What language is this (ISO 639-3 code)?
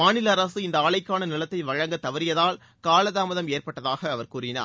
tam